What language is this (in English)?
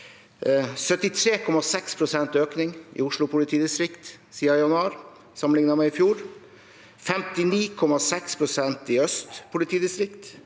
Norwegian